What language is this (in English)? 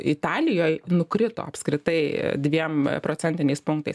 Lithuanian